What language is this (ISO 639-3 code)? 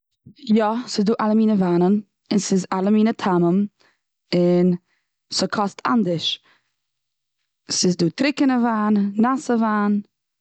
yid